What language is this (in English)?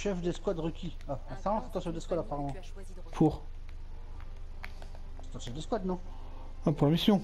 French